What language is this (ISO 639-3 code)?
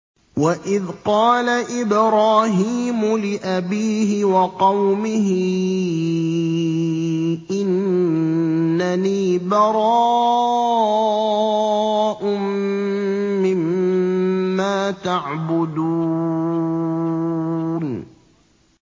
ara